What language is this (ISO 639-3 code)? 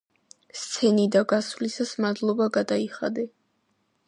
kat